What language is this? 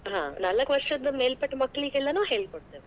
Kannada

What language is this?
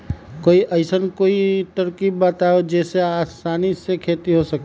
Magahi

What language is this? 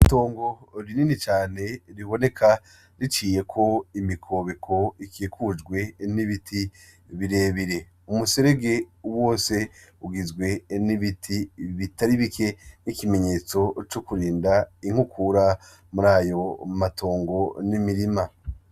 Rundi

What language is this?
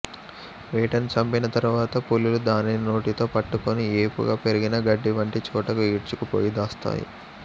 Telugu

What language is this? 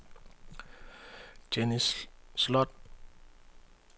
Danish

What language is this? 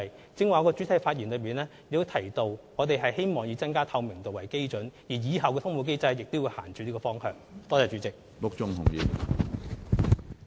Cantonese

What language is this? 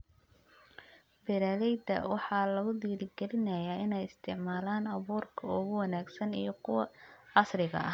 Somali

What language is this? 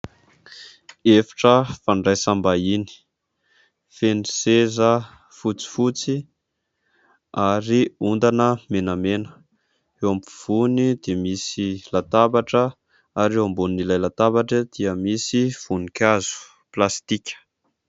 Malagasy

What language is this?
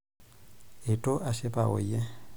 Masai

